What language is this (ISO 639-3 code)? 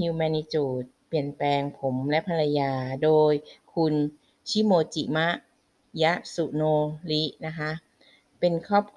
tha